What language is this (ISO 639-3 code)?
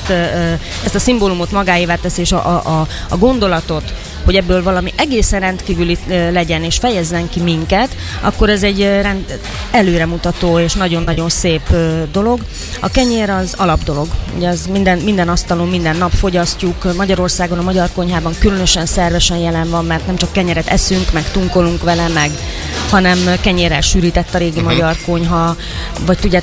hun